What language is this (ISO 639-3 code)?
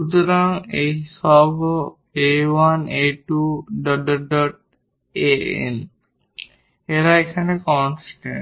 ben